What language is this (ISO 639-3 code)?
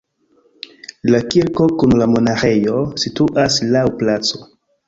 epo